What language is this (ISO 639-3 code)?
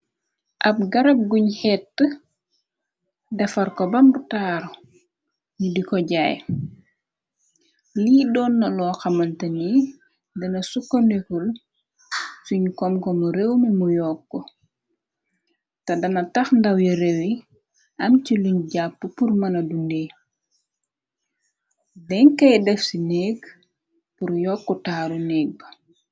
wol